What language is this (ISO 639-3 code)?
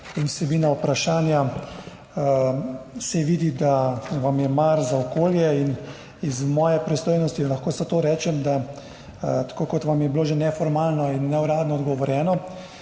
slv